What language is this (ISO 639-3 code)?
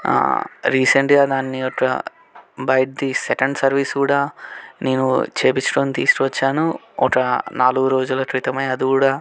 tel